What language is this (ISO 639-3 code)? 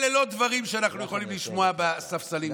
heb